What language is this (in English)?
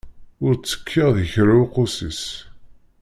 Kabyle